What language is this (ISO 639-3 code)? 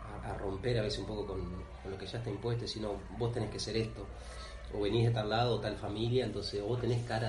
spa